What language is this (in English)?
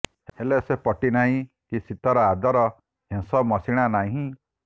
Odia